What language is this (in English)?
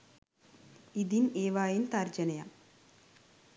Sinhala